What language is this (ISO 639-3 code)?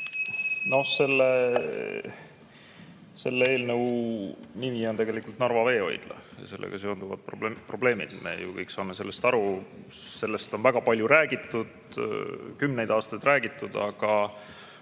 est